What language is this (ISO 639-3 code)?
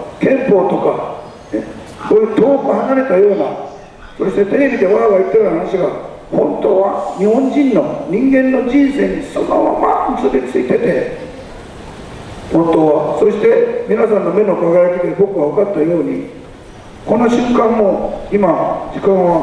jpn